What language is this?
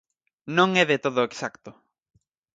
Galician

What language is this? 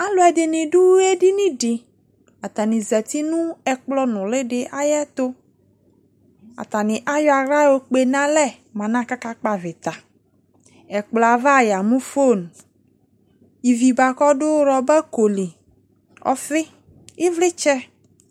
Ikposo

